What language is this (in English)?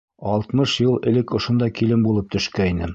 Bashkir